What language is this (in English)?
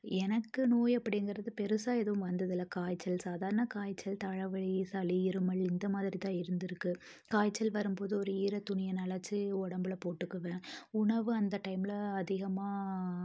Tamil